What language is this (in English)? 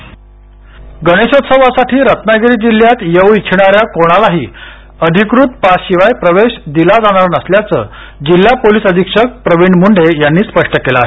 Marathi